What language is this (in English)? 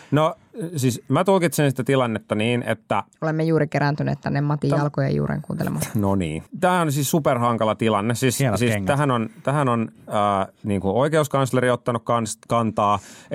Finnish